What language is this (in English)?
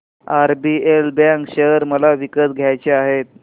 Marathi